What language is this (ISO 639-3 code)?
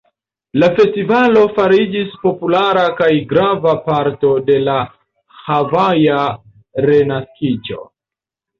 epo